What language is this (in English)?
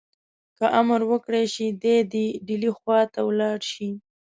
Pashto